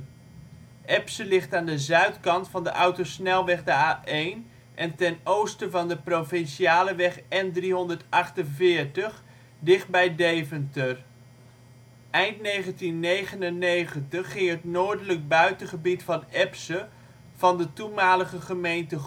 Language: Dutch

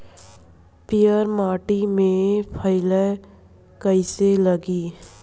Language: Bhojpuri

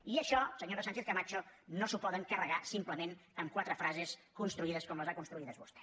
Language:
Catalan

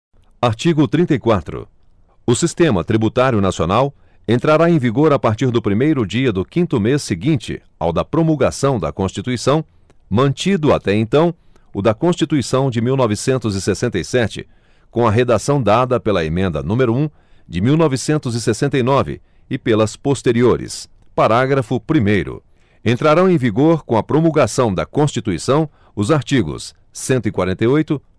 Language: Portuguese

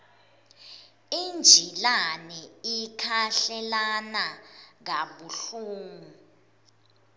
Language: Swati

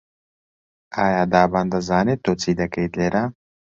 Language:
Central Kurdish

